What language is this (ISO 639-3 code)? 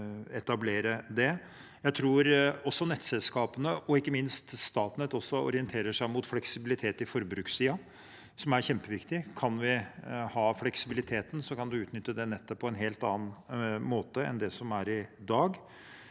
nor